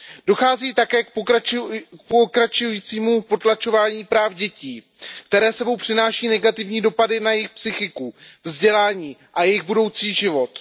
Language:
Czech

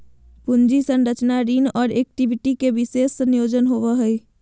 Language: Magahi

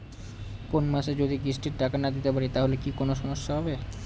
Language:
Bangla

